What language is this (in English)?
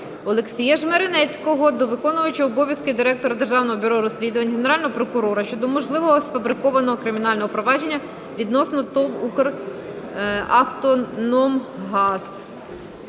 Ukrainian